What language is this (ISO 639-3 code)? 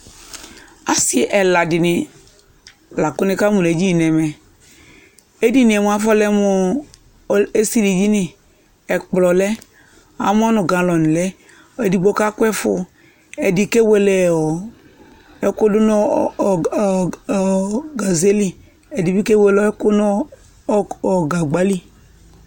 kpo